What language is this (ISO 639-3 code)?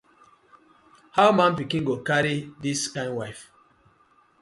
pcm